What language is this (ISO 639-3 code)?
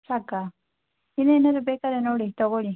kan